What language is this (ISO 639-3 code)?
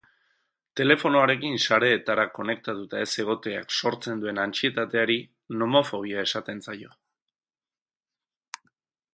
eus